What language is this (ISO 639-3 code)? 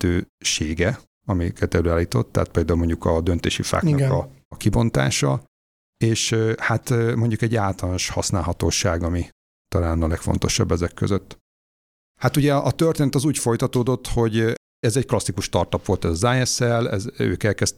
hun